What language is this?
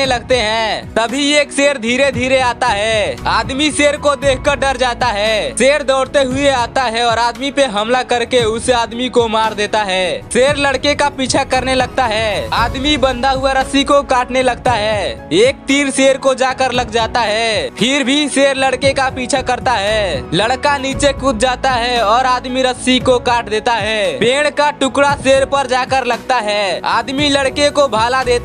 Hindi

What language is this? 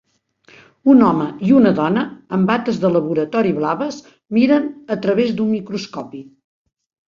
Catalan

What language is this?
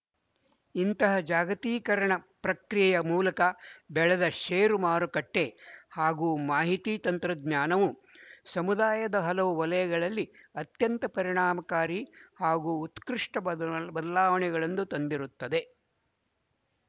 Kannada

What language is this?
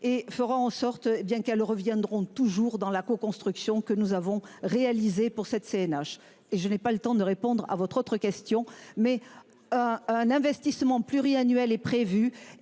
French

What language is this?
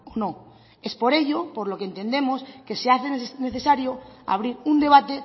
Spanish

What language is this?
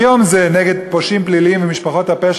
Hebrew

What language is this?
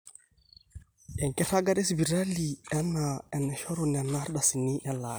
Masai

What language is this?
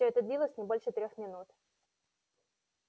Russian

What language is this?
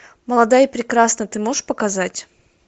Russian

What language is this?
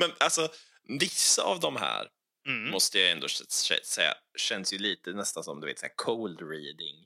Swedish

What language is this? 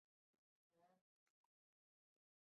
Chinese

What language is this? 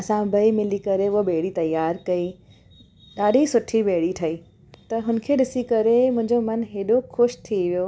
Sindhi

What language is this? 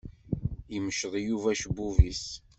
Kabyle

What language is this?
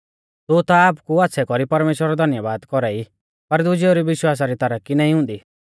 Mahasu Pahari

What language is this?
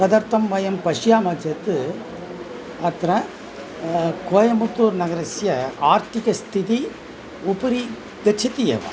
Sanskrit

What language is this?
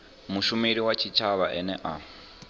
Venda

